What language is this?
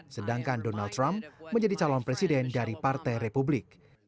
Indonesian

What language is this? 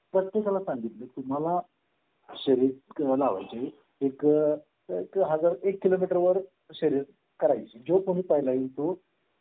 Marathi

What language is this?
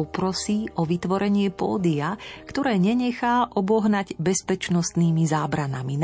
Slovak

